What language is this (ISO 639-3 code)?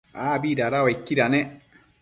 mcf